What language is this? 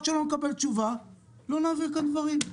Hebrew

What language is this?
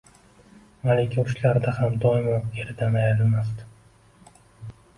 Uzbek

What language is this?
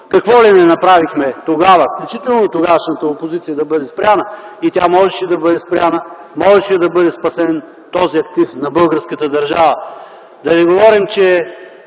Bulgarian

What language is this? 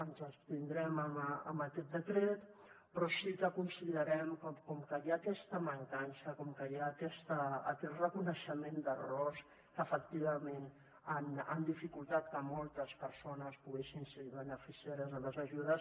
Catalan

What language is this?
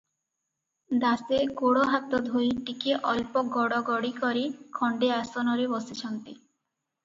Odia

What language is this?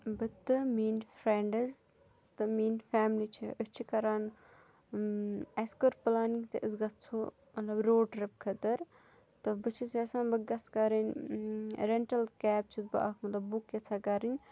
Kashmiri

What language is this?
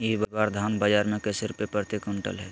Magahi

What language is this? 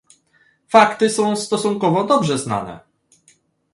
Polish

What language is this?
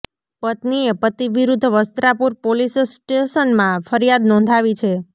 Gujarati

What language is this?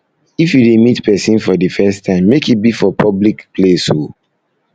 Nigerian Pidgin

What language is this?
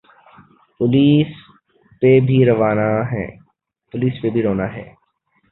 Urdu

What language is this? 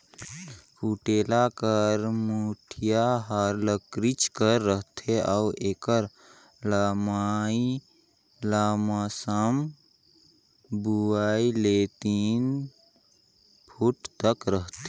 Chhattisgarhi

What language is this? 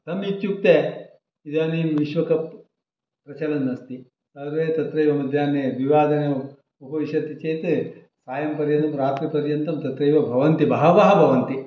Sanskrit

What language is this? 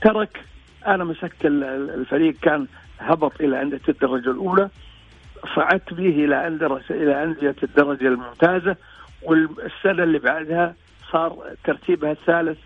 Arabic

